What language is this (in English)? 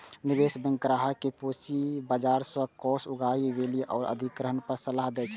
Maithili